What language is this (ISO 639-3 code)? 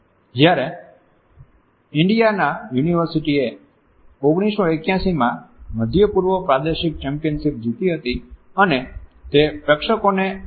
guj